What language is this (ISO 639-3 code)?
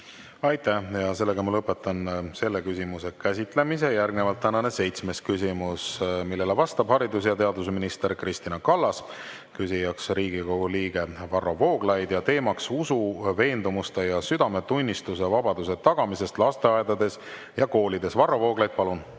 est